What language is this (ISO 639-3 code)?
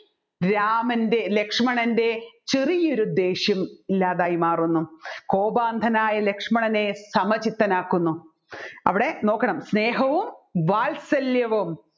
mal